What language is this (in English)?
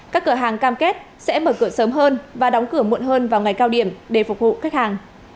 Vietnamese